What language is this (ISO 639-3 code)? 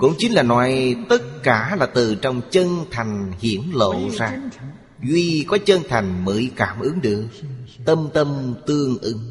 vie